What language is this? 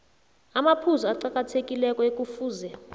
South Ndebele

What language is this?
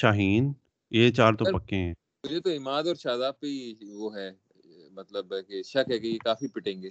Urdu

